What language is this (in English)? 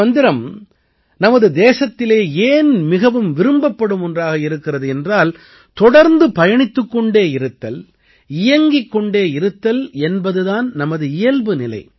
Tamil